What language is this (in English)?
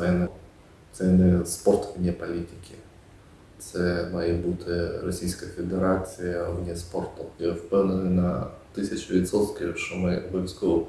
Ukrainian